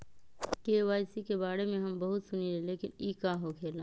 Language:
Magahi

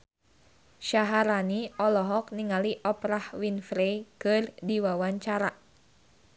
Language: Sundanese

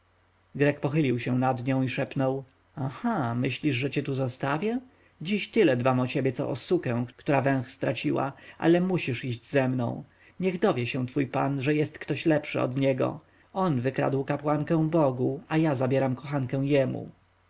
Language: Polish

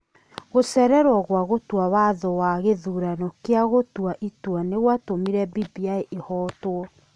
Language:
Kikuyu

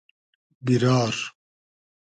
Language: Hazaragi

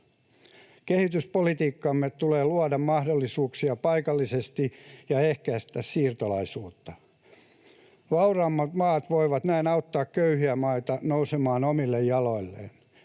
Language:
Finnish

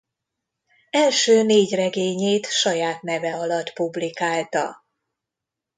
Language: Hungarian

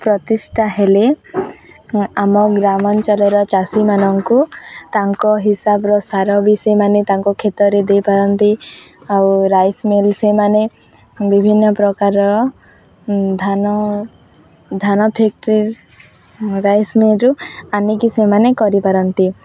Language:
Odia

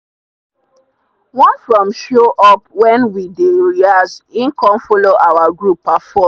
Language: Nigerian Pidgin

